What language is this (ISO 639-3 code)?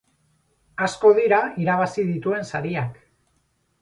eus